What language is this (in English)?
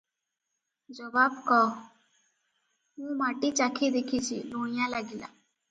Odia